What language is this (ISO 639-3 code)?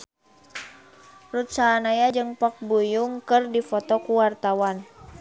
sun